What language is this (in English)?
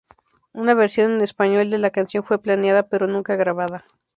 Spanish